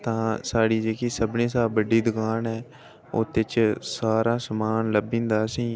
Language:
Dogri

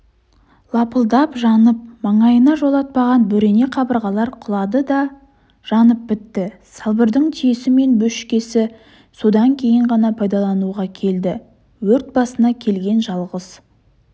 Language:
Kazakh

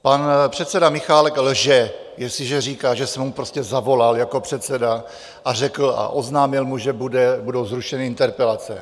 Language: Czech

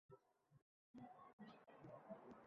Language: Uzbek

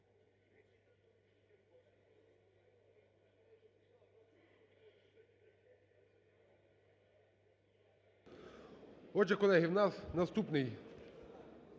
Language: Ukrainian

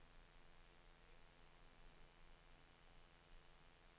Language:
Danish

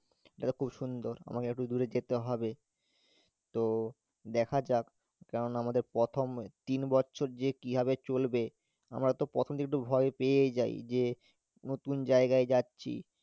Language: Bangla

